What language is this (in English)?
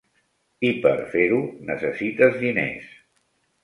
Catalan